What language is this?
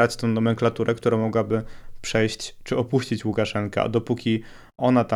Polish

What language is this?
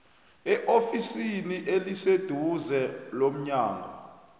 South Ndebele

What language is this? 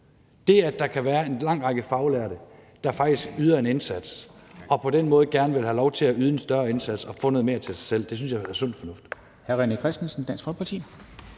Danish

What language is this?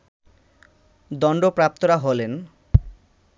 Bangla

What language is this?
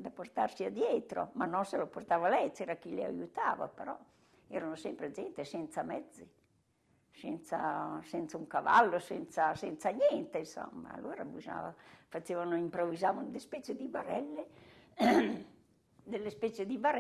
Italian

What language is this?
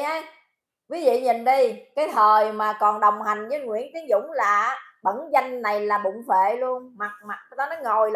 Vietnamese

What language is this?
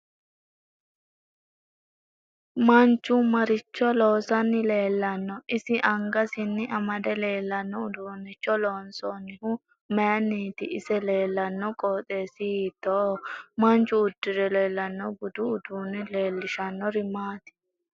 Sidamo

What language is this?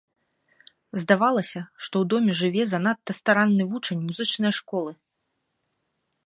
Belarusian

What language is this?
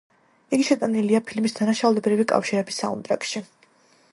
Georgian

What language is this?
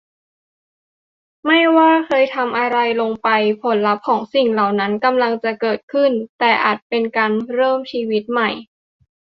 Thai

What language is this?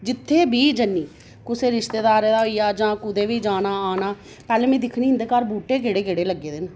Dogri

